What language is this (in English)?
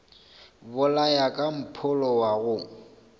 Northern Sotho